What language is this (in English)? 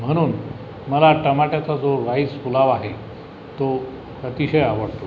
Marathi